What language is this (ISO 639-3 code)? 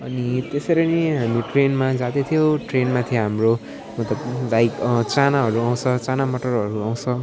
nep